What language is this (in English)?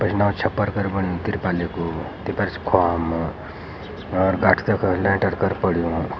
Garhwali